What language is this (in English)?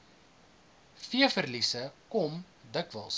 Afrikaans